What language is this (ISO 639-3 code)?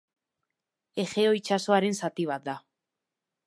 eus